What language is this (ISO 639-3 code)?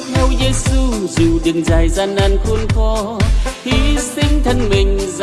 vie